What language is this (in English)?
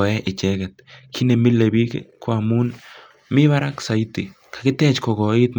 Kalenjin